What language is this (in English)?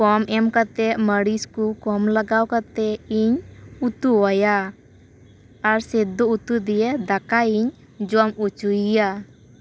Santali